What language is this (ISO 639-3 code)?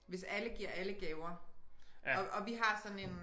dan